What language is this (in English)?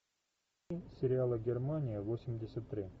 Russian